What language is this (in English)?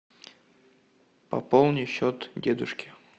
Russian